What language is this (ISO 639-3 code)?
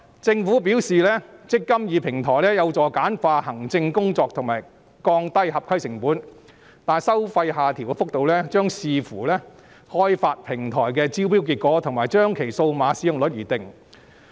yue